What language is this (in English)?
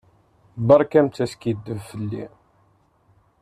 Kabyle